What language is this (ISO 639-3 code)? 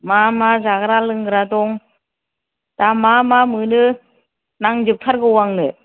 brx